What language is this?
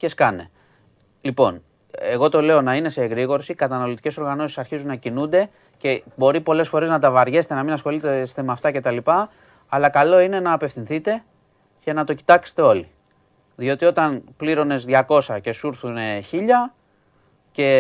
Greek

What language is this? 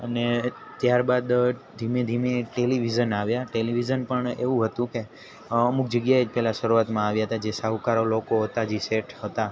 Gujarati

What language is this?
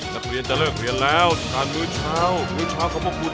Thai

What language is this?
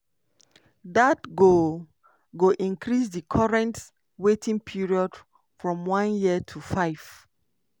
Nigerian Pidgin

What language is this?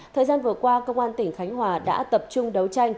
Vietnamese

